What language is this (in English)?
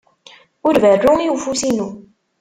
Kabyle